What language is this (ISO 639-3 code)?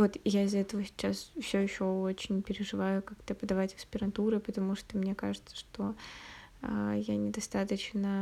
rus